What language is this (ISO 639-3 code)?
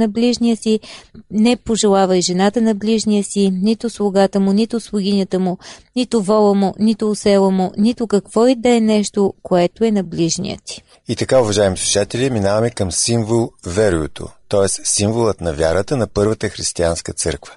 bul